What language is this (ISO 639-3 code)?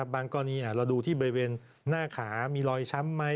tha